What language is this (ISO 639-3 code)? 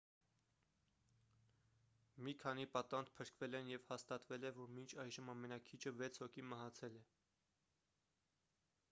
hye